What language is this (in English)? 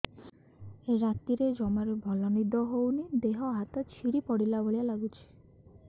Odia